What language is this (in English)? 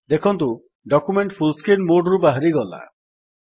Odia